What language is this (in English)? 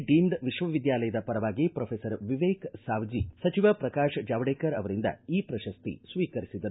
Kannada